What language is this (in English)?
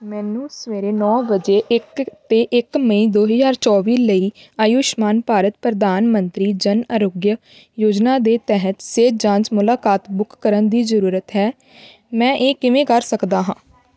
Punjabi